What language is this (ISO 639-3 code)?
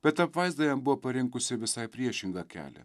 lit